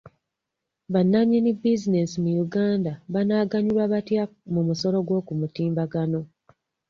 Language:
Ganda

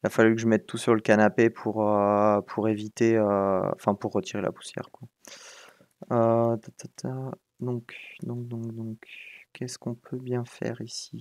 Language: French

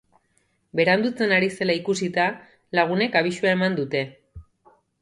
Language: Basque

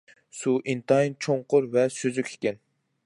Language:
Uyghur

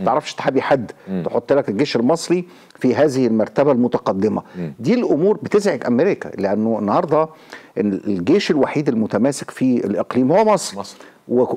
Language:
Arabic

